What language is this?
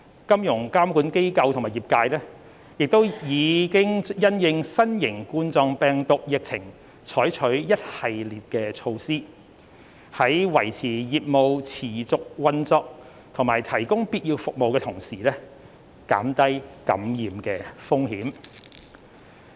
Cantonese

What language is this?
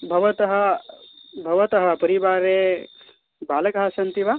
Sanskrit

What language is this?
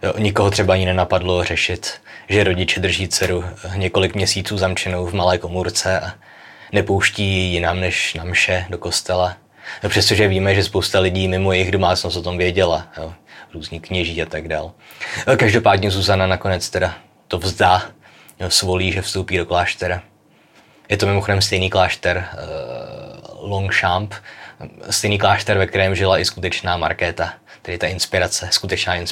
Czech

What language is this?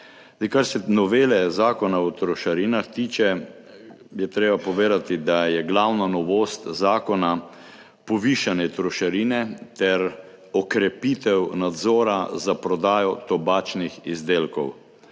Slovenian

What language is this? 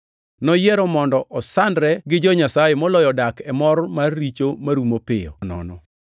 Luo (Kenya and Tanzania)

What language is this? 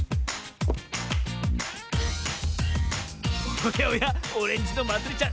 Japanese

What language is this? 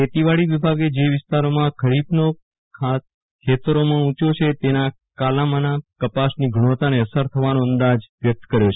Gujarati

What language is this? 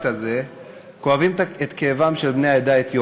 Hebrew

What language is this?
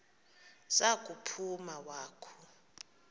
Xhosa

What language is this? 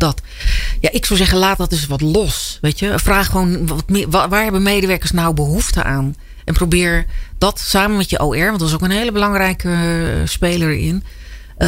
Dutch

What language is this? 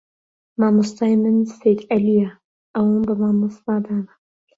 Central Kurdish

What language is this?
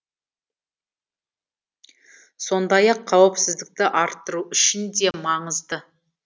Kazakh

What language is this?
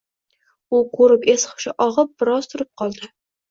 Uzbek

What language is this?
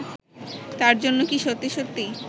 Bangla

